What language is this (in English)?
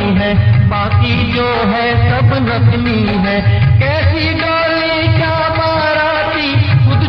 Hindi